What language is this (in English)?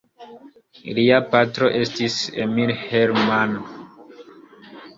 Esperanto